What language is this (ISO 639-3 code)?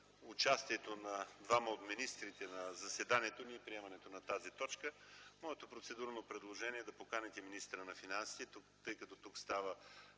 bul